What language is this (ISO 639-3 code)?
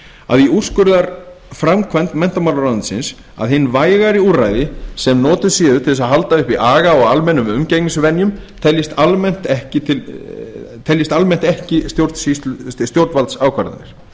isl